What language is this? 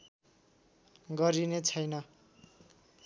Nepali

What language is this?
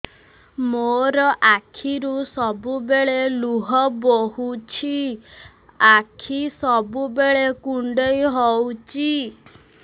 Odia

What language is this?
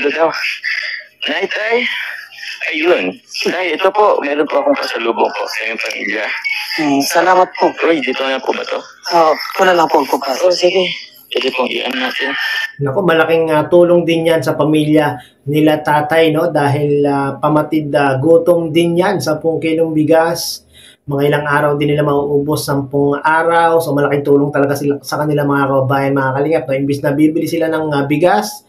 Filipino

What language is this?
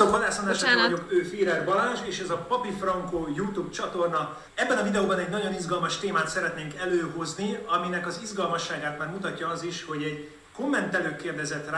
Hungarian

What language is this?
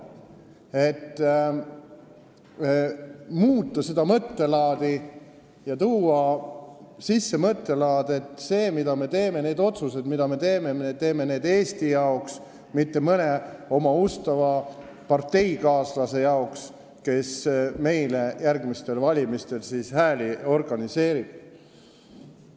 Estonian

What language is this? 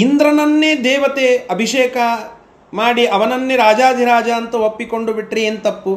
Kannada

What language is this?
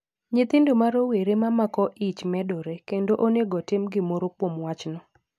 Luo (Kenya and Tanzania)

